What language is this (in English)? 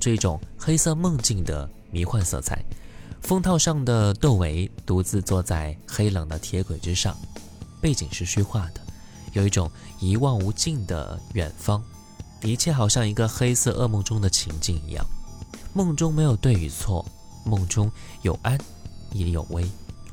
Chinese